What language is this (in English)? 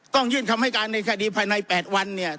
Thai